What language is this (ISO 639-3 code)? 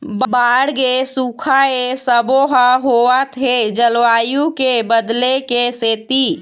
hne